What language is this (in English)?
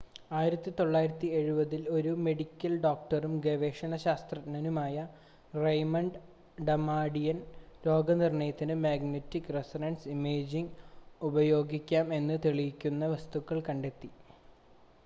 Malayalam